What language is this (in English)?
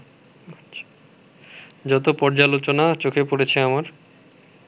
Bangla